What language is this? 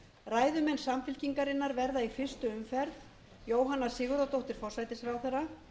Icelandic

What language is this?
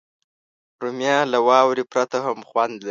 Pashto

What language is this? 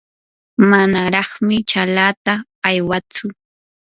Yanahuanca Pasco Quechua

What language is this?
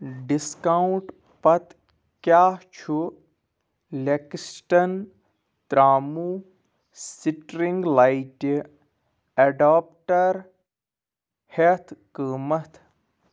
Kashmiri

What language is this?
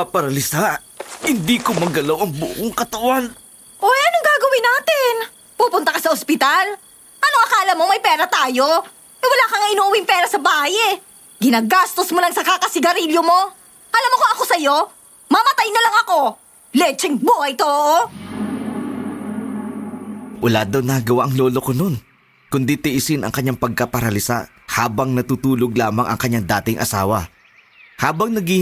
Filipino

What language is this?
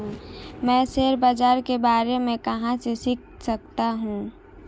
Hindi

